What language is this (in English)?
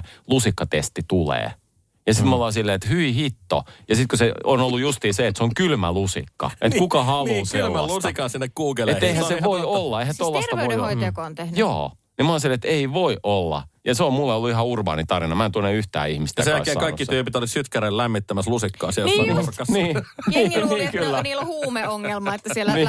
Finnish